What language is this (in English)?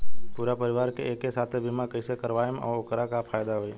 Bhojpuri